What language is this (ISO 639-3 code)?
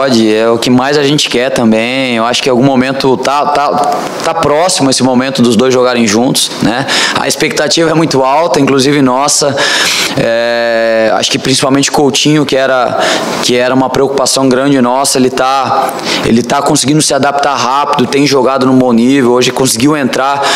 por